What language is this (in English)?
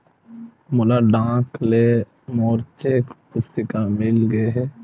Chhattisgarhi